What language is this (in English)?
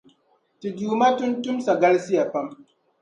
Dagbani